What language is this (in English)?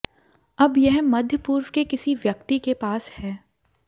Hindi